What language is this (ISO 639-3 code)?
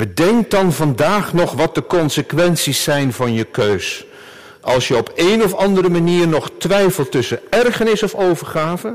nld